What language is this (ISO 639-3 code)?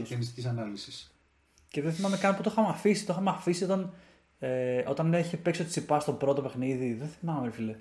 ell